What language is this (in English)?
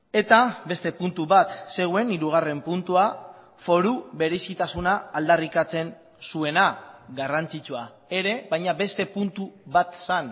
Basque